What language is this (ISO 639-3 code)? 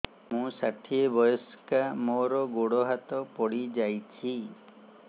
ori